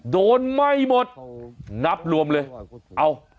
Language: Thai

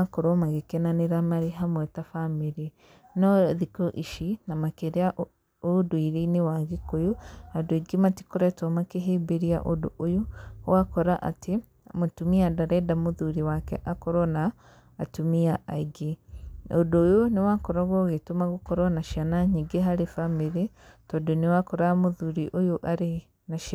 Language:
Kikuyu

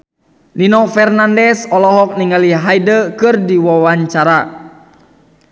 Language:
Sundanese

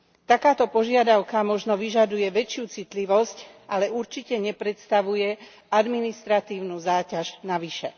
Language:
Slovak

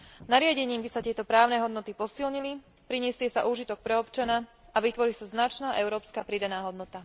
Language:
Slovak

